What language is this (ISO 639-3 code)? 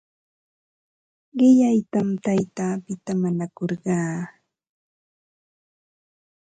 qva